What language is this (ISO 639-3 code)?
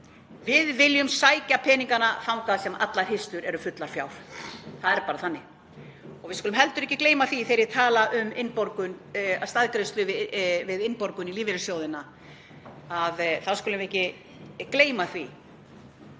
isl